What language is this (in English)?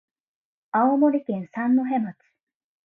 Japanese